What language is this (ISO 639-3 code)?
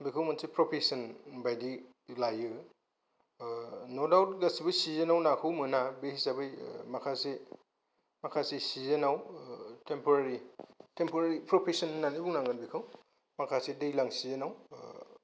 brx